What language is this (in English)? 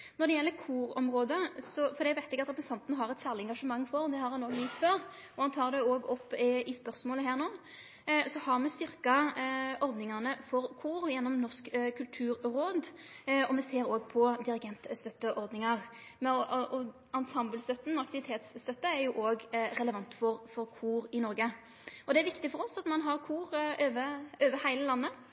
Norwegian Nynorsk